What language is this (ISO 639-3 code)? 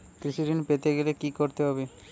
ben